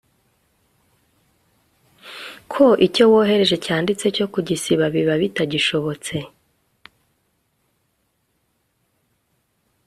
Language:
Kinyarwanda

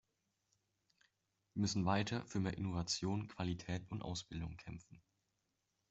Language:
German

